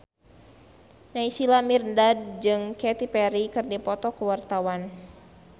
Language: Sundanese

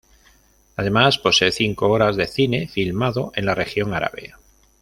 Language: Spanish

